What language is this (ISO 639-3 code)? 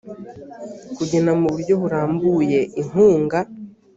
kin